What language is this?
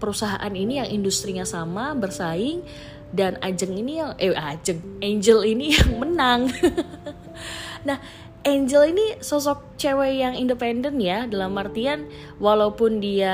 Indonesian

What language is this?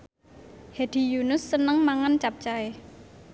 Javanese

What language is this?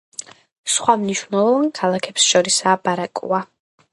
Georgian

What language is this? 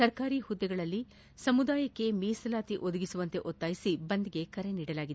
Kannada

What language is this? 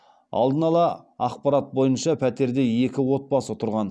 Kazakh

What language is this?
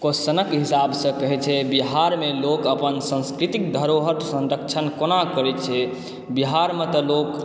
Maithili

